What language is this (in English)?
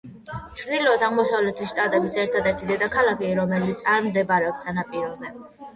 Georgian